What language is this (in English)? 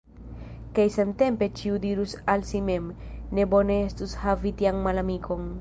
Esperanto